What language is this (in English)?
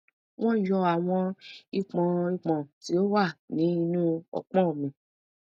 Yoruba